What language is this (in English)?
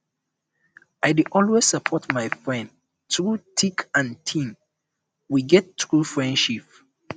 Nigerian Pidgin